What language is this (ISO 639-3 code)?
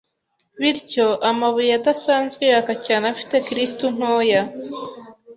kin